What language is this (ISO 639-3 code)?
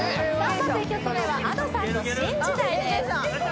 jpn